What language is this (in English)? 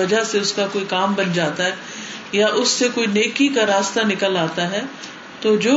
Urdu